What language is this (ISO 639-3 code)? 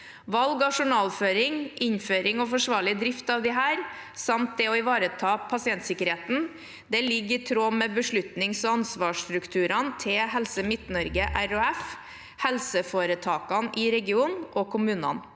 nor